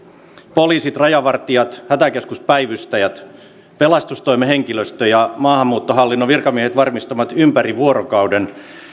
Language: Finnish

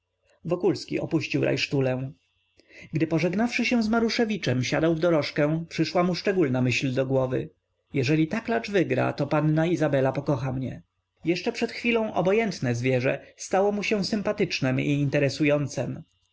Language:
Polish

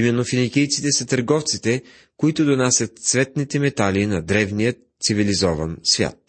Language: Bulgarian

